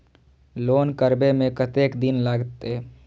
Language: Maithili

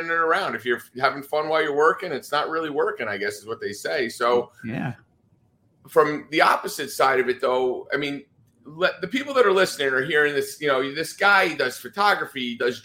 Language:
English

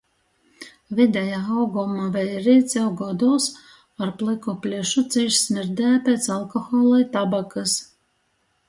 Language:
Latgalian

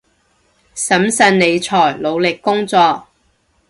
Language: Cantonese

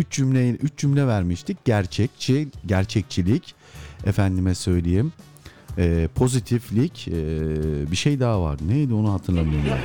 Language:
Turkish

